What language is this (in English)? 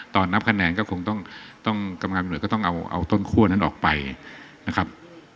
Thai